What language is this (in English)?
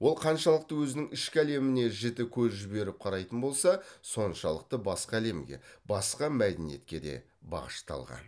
Kazakh